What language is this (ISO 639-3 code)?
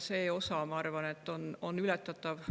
est